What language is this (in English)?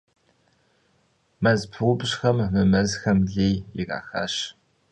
Kabardian